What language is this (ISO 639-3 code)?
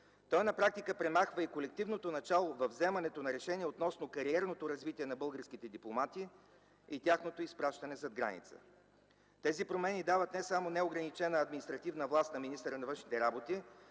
bul